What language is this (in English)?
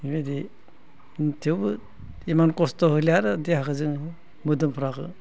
Bodo